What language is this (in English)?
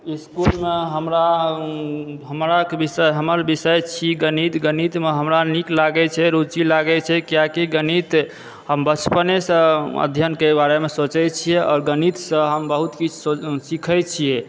Maithili